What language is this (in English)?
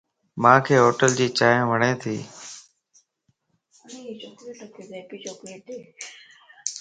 Lasi